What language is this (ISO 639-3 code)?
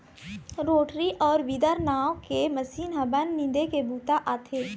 hne